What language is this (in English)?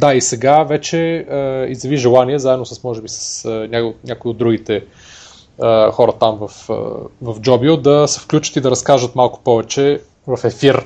Bulgarian